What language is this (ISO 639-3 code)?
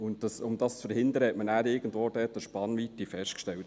gsw